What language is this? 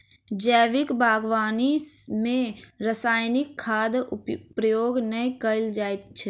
Maithili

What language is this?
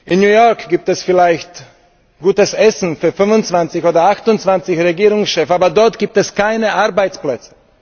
German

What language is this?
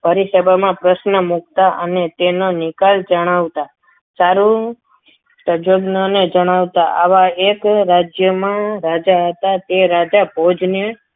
Gujarati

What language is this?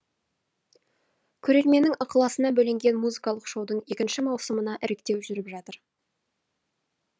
Kazakh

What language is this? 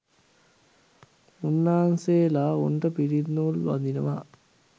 Sinhala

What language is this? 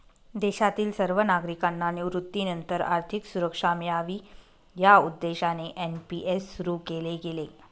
Marathi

